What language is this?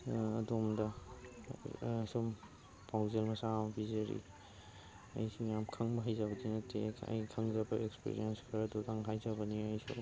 Manipuri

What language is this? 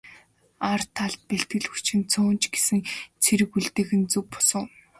Mongolian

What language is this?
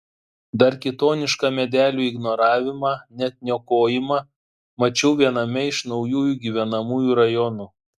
Lithuanian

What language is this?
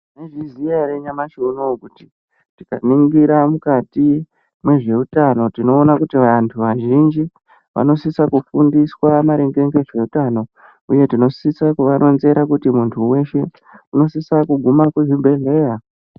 Ndau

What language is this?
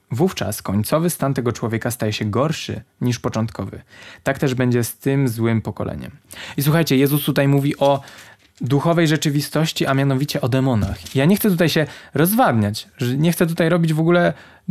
Polish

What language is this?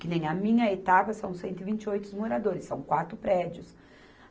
Portuguese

